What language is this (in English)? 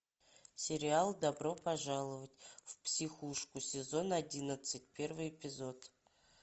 Russian